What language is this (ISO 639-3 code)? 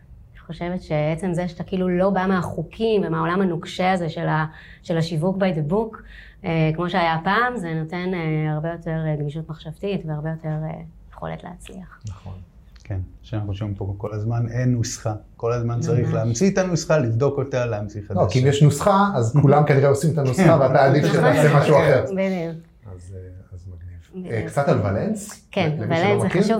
heb